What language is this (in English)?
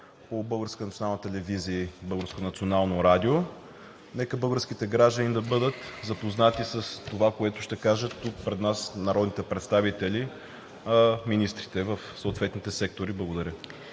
Bulgarian